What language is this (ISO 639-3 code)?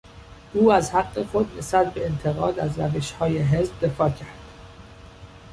fas